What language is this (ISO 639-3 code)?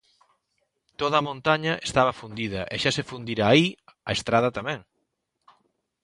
glg